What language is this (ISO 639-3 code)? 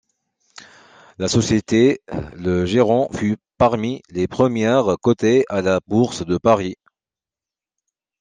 fra